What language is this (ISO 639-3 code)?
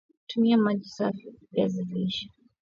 swa